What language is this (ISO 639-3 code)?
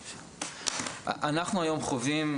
heb